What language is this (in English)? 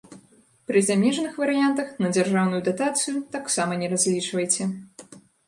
Belarusian